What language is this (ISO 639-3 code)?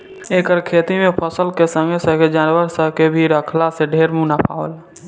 bho